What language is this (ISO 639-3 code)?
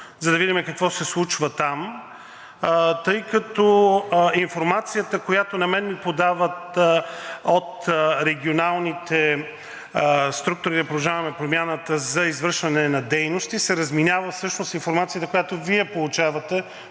bul